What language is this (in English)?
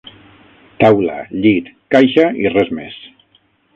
Catalan